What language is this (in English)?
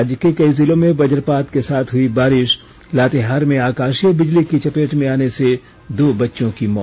Hindi